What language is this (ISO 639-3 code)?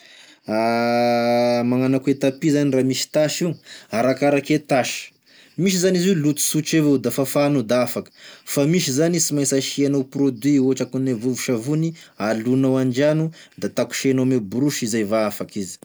tkg